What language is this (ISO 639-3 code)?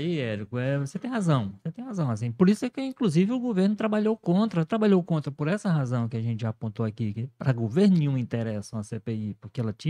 por